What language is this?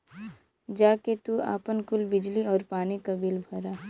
Bhojpuri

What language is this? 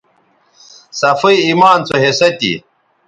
Bateri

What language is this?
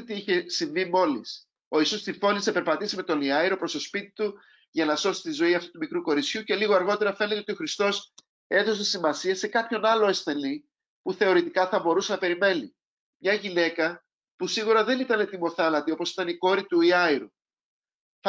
Greek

